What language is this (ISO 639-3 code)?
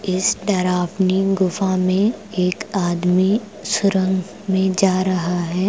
hin